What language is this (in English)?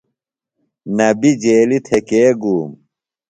Phalura